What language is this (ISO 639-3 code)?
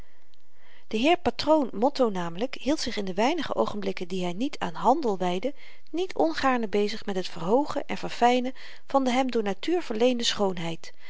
nld